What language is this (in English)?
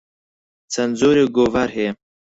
Central Kurdish